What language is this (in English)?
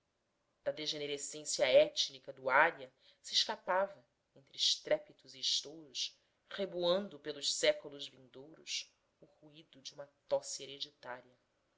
Portuguese